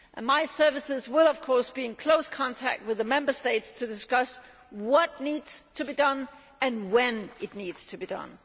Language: English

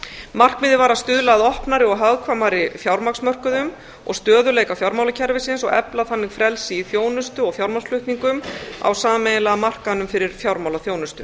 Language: Icelandic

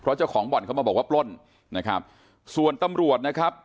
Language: Thai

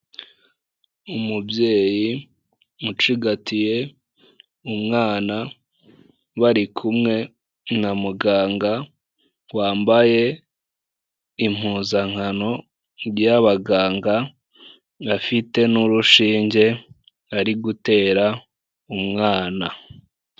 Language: Kinyarwanda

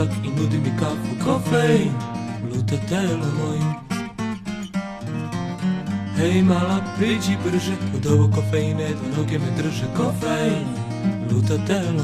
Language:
Polish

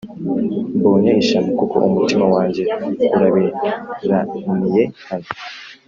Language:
Kinyarwanda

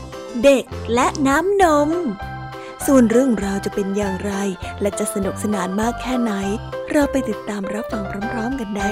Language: Thai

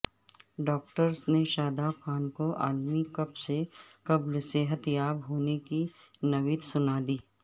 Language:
Urdu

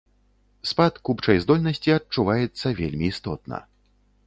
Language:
Belarusian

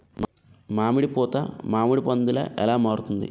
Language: Telugu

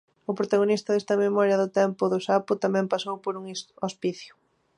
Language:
Galician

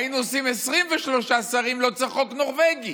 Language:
Hebrew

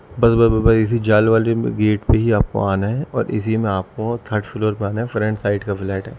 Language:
Urdu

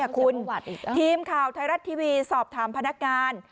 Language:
Thai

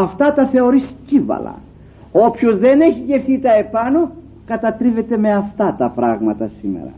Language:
Greek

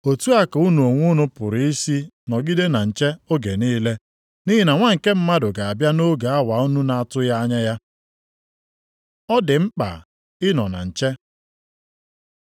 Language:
Igbo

